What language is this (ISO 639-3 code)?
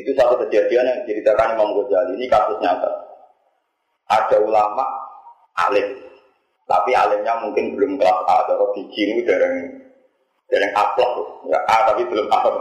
ind